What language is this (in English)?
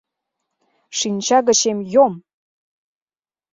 Mari